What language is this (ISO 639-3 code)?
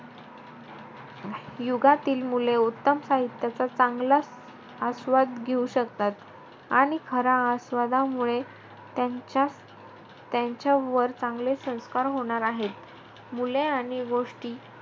mar